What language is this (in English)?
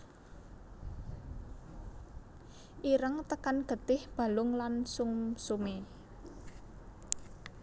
Javanese